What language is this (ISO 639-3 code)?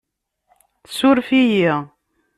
kab